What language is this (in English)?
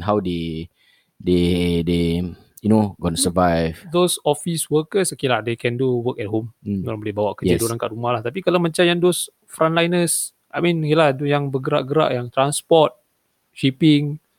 Malay